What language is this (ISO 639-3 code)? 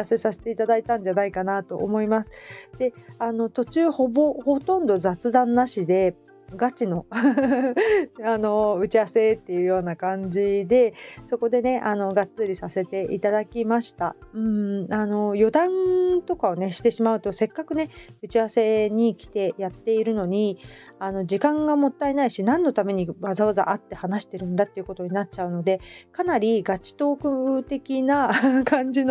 jpn